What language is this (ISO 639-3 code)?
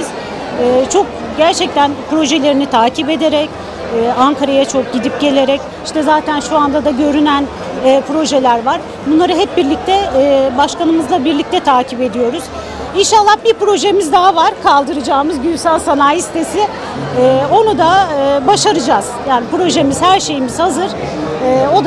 tur